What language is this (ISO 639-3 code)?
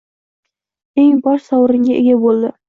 uzb